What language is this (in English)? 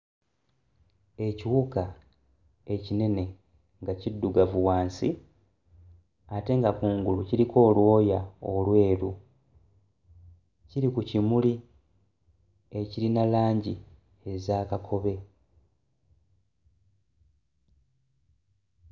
Ganda